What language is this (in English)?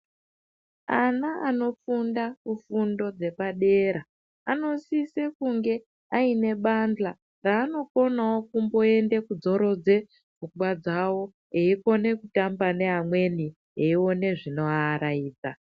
Ndau